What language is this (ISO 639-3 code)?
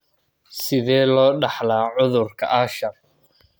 som